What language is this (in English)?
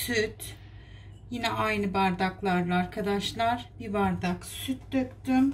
Turkish